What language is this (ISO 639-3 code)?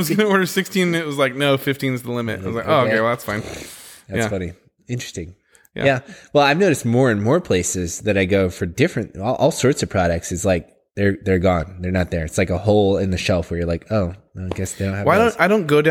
eng